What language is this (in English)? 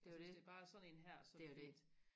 Danish